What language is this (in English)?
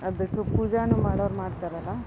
Kannada